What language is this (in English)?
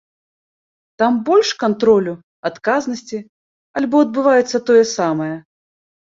Belarusian